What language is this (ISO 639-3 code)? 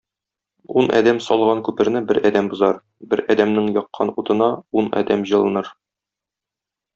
tat